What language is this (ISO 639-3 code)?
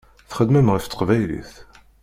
kab